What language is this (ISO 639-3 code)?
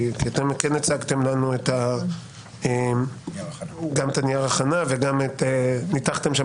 heb